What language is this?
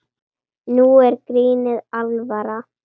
Icelandic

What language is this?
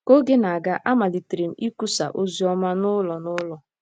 Igbo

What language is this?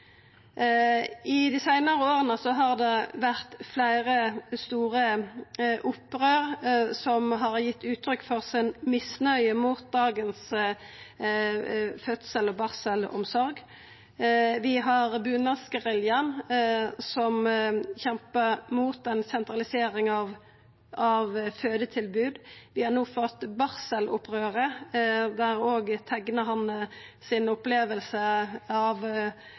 Norwegian Nynorsk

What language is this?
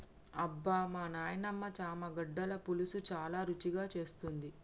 Telugu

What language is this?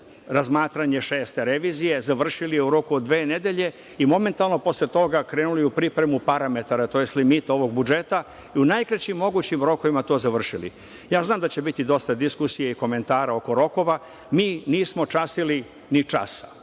Serbian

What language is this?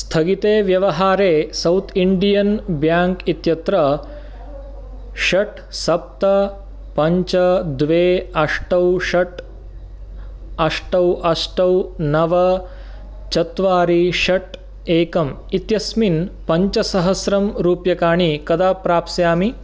Sanskrit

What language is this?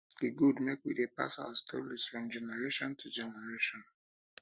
Nigerian Pidgin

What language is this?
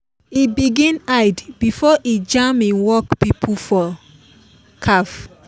Nigerian Pidgin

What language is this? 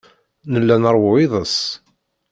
Kabyle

